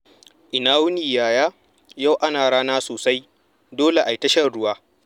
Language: Hausa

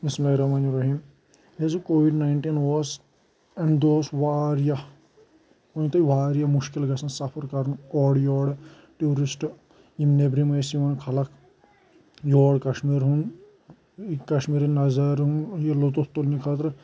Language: Kashmiri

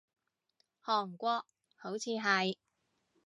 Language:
Cantonese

